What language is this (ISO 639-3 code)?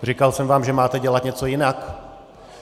ces